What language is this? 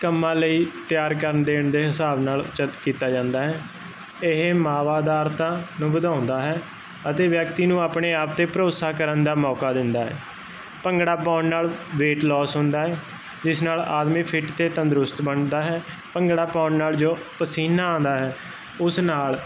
Punjabi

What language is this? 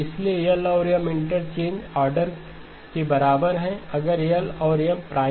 Hindi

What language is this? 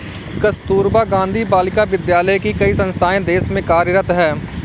Hindi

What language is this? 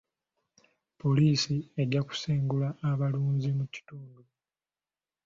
Ganda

